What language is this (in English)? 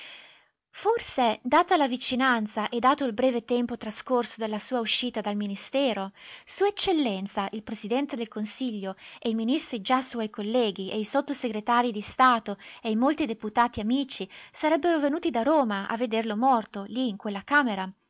Italian